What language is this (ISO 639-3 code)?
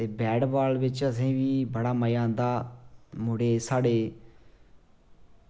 doi